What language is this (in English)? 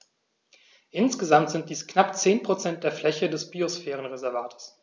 German